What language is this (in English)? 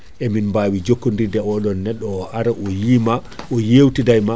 Fula